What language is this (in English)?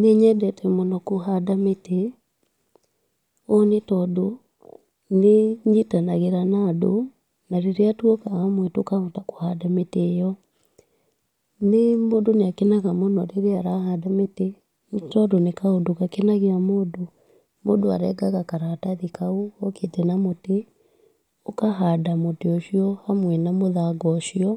Kikuyu